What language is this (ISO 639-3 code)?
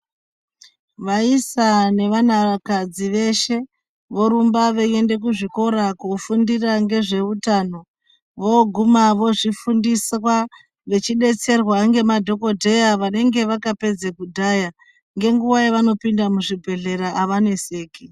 ndc